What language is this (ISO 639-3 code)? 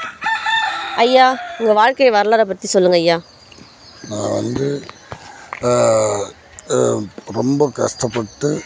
tam